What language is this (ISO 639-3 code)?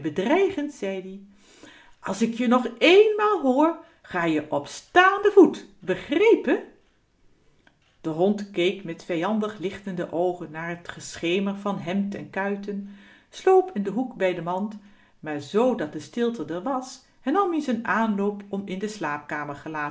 nld